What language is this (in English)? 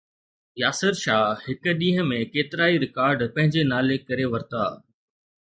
Sindhi